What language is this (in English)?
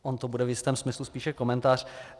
Czech